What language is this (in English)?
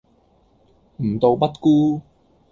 Cantonese